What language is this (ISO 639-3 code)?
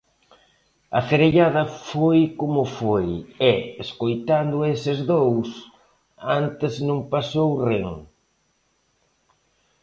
glg